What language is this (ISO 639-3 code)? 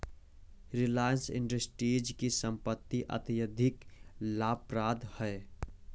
hin